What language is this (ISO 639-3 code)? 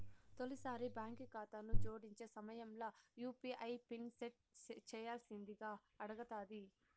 tel